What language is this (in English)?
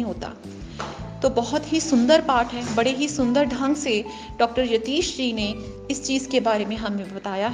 Hindi